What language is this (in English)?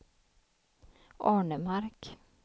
Swedish